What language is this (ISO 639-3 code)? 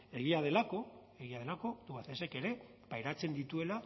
eus